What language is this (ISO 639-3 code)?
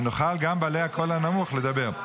heb